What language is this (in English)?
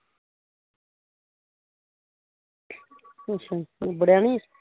Punjabi